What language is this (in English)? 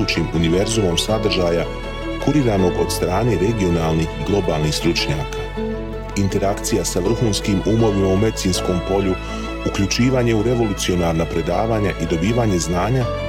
Croatian